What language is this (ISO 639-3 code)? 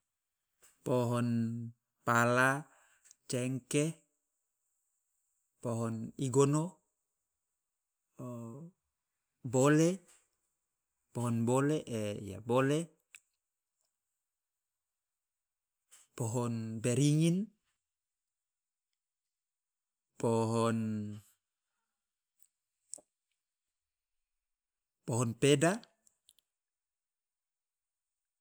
loa